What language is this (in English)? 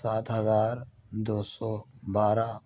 Urdu